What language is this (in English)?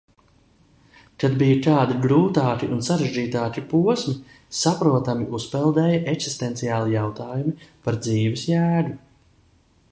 Latvian